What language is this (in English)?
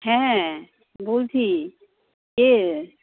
Bangla